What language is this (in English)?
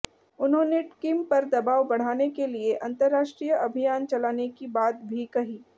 Hindi